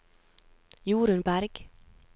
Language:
Norwegian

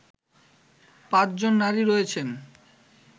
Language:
Bangla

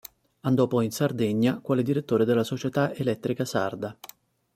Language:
Italian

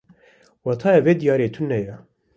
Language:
Kurdish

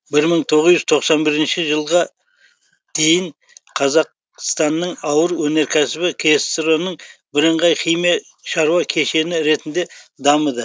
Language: Kazakh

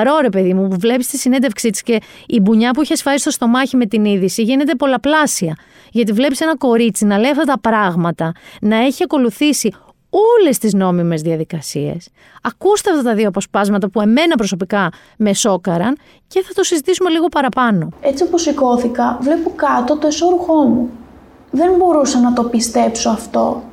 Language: Greek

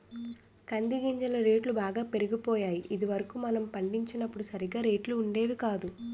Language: Telugu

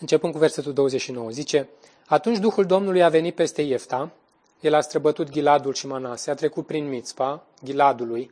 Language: Romanian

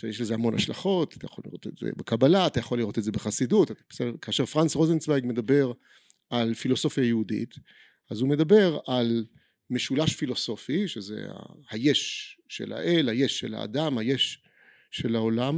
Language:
Hebrew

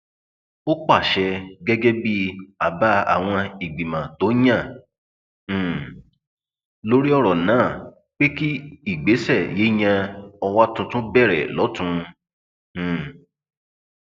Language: Yoruba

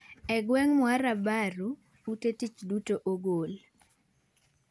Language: Luo (Kenya and Tanzania)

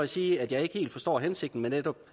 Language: Danish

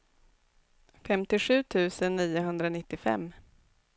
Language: Swedish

